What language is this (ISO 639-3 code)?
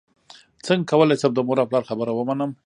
pus